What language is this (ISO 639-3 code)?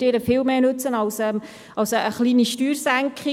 gsw